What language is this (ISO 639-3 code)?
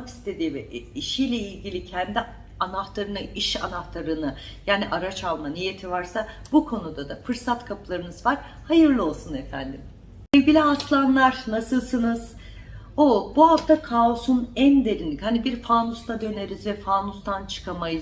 tur